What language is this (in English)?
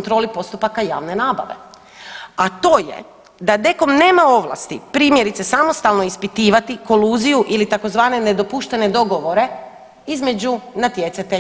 Croatian